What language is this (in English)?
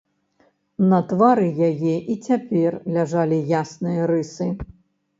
Belarusian